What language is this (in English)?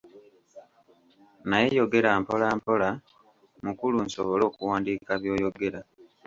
Ganda